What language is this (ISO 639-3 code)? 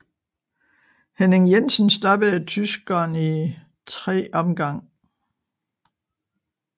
dan